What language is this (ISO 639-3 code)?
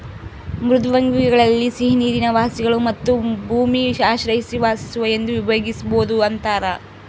kan